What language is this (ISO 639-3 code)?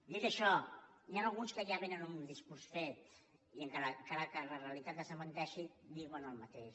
cat